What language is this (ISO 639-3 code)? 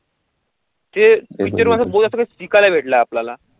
mar